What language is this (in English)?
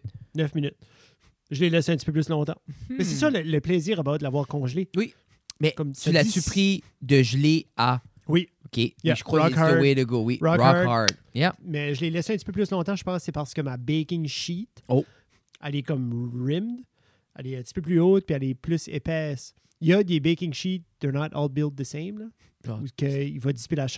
French